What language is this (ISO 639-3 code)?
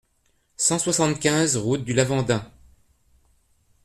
fra